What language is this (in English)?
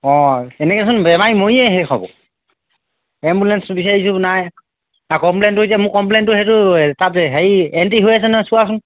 Assamese